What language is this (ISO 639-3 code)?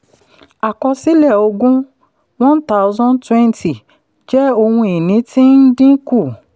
yor